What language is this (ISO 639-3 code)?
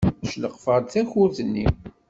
kab